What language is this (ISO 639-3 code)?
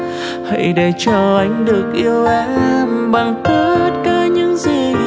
vie